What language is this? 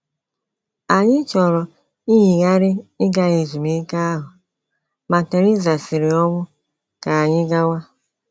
Igbo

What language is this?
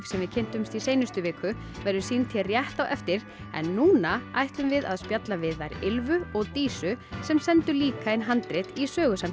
Icelandic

